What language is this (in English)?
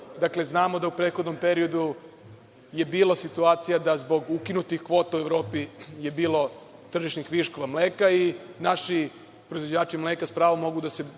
Serbian